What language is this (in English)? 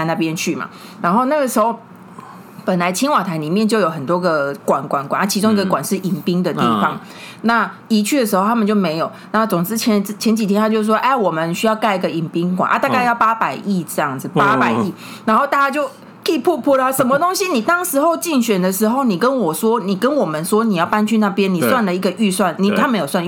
Chinese